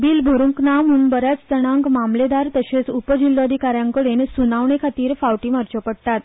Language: Konkani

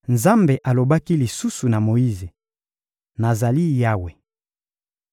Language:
Lingala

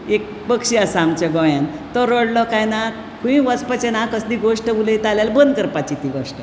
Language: Konkani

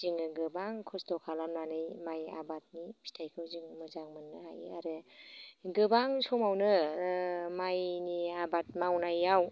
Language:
Bodo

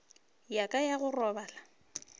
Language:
Northern Sotho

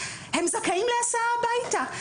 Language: Hebrew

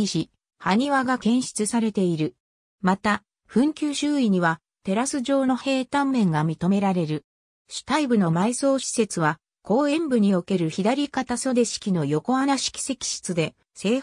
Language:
Japanese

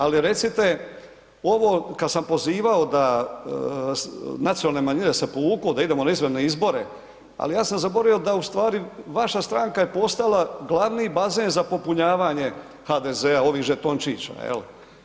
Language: Croatian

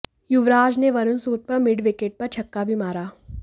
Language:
Hindi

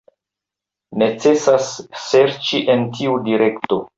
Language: Esperanto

